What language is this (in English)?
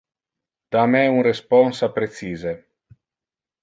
Interlingua